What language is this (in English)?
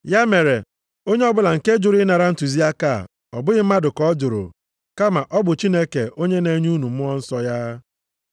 Igbo